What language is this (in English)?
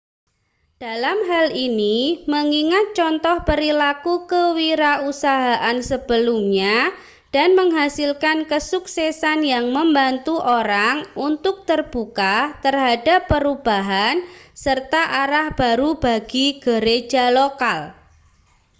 Indonesian